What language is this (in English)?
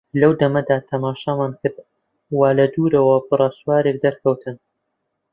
Central Kurdish